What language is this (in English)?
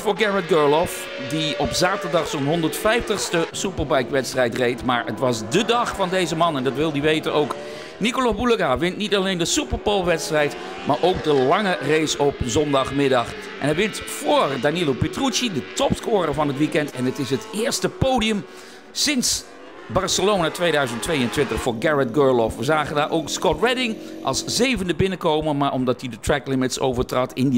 Dutch